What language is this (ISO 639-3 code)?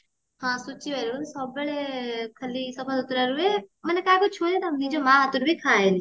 ori